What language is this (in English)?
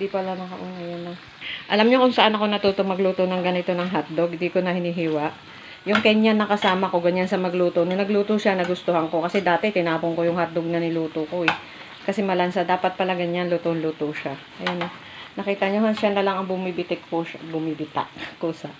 Filipino